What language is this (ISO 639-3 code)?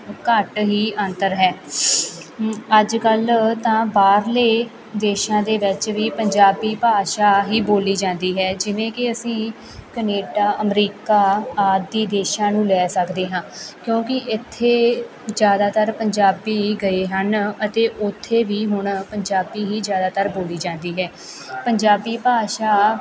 pan